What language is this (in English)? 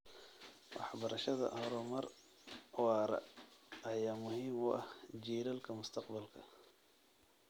Somali